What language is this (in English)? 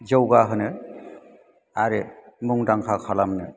Bodo